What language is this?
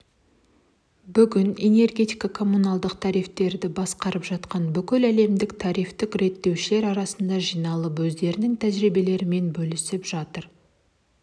Kazakh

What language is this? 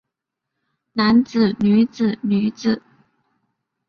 Chinese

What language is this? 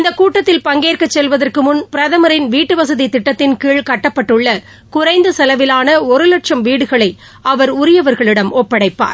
Tamil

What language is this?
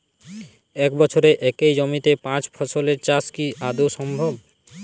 Bangla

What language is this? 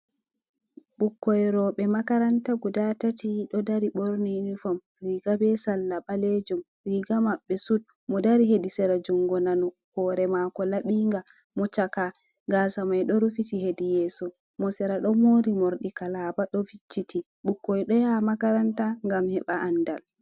Fula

